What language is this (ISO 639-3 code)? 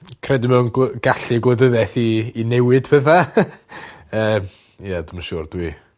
cym